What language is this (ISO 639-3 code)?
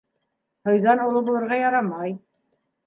bak